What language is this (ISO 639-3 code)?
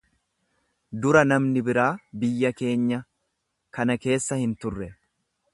orm